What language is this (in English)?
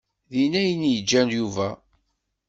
Kabyle